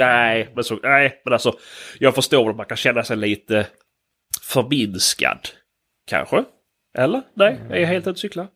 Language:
Swedish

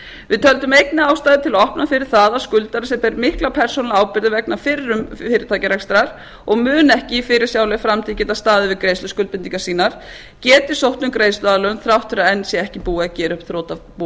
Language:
Icelandic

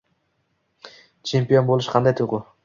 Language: Uzbek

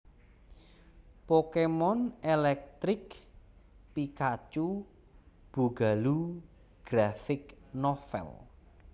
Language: Javanese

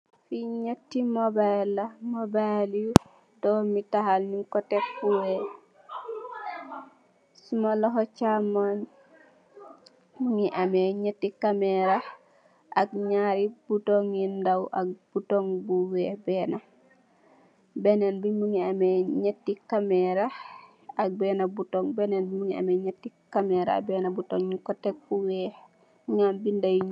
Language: Wolof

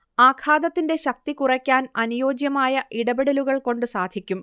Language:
Malayalam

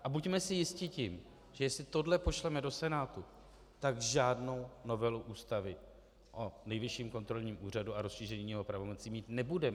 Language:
Czech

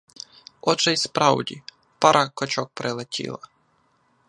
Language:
Ukrainian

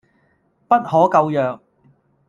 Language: Cantonese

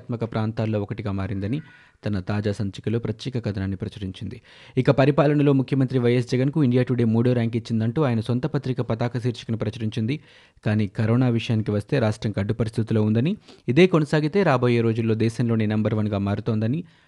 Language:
Telugu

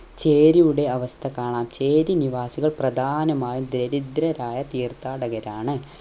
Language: Malayalam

